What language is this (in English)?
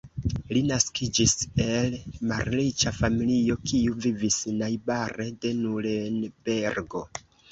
Esperanto